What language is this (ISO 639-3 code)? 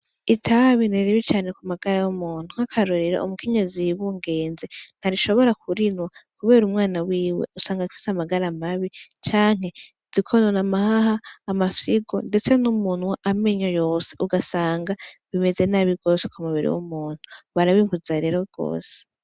run